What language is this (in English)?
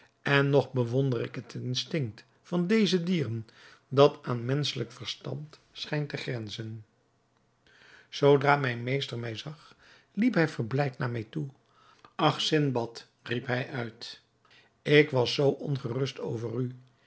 Dutch